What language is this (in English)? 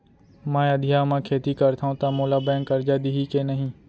Chhattisgarhi